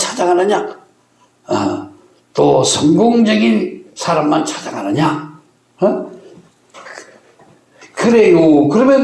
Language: Korean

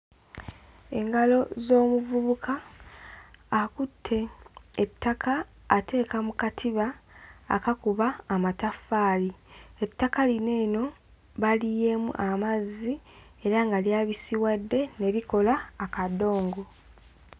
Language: Ganda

